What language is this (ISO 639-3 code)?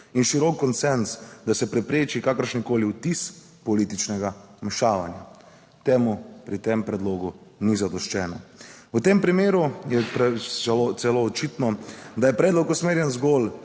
slv